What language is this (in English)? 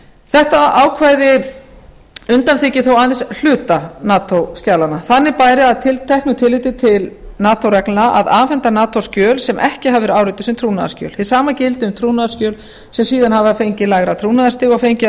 Icelandic